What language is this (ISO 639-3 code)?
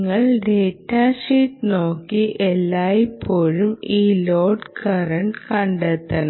mal